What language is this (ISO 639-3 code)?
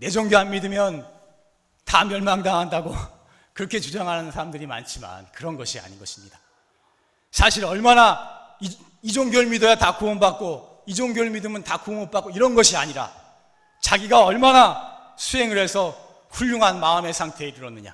kor